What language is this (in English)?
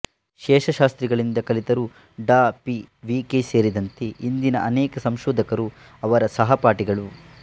Kannada